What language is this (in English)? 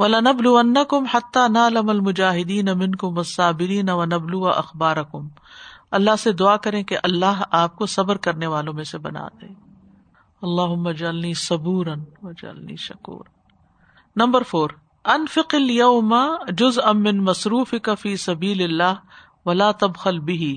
Urdu